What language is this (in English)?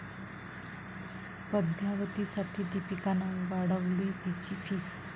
Marathi